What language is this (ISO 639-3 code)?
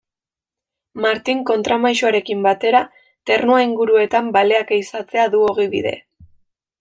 eus